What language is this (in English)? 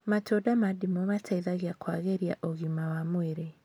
Kikuyu